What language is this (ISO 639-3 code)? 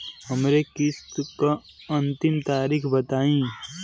bho